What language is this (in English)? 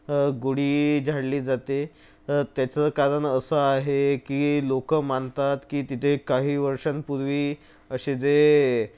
Marathi